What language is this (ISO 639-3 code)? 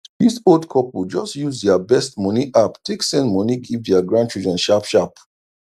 pcm